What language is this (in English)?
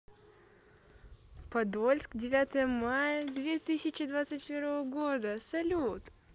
Russian